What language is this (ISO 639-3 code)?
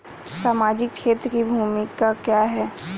hin